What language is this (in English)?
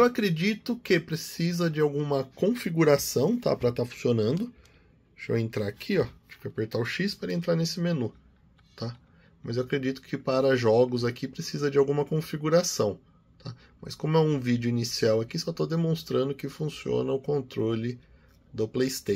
Portuguese